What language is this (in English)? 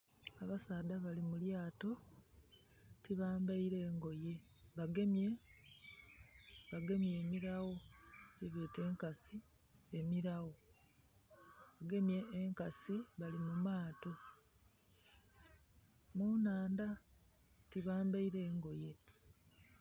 Soga